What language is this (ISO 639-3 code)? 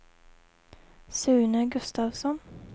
swe